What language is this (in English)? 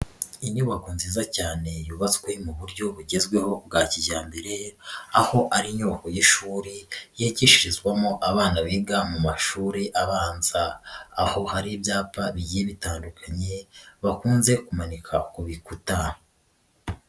Kinyarwanda